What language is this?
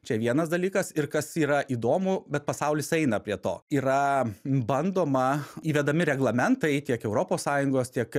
Lithuanian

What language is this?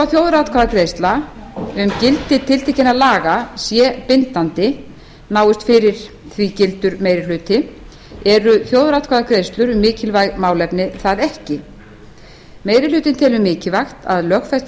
Icelandic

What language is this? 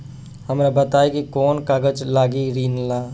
Bhojpuri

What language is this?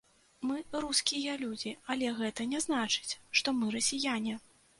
Belarusian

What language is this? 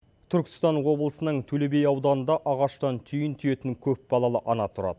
Kazakh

